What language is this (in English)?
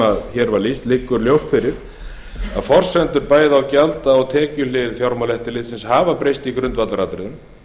Icelandic